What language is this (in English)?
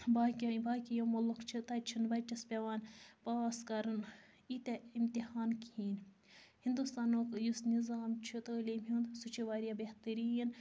Kashmiri